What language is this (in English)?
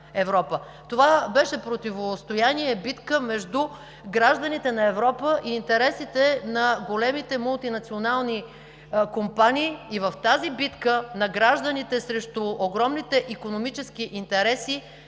Bulgarian